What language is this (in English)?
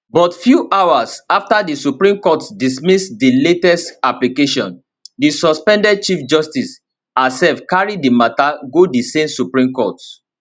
Nigerian Pidgin